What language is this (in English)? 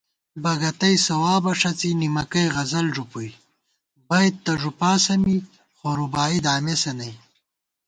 Gawar-Bati